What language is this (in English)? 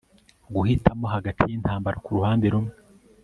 Kinyarwanda